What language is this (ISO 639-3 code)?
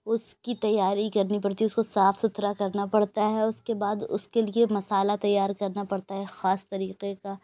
urd